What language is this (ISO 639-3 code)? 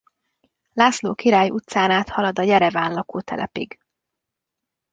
hun